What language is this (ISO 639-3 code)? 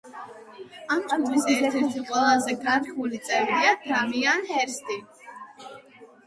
kat